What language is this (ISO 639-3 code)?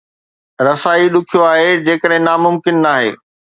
snd